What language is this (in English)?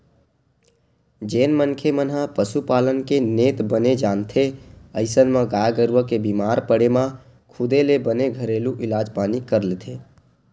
Chhattisgarhi